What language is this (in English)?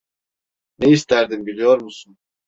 Turkish